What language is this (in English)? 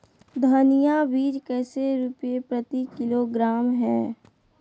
Magahi